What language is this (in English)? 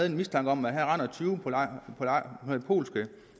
Danish